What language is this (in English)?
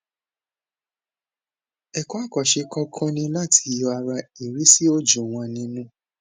Yoruba